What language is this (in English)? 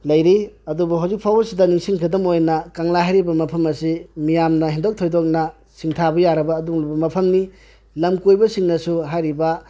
Manipuri